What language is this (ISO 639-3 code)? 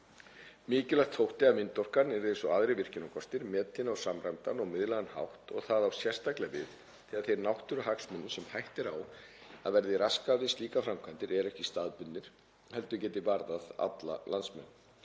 isl